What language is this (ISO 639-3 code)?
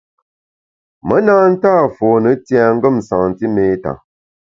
bax